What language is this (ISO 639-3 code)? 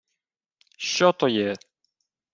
ukr